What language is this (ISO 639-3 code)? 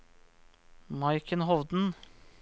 nor